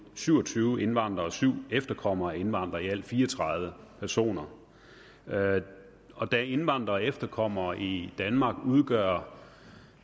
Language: Danish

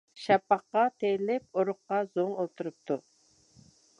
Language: Uyghur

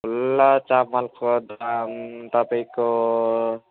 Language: Nepali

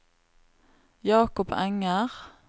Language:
Norwegian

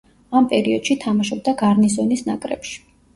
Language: Georgian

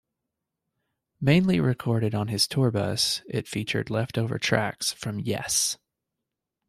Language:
English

